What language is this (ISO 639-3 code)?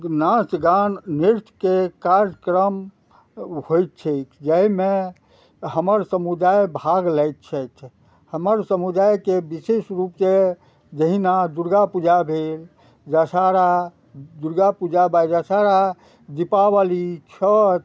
mai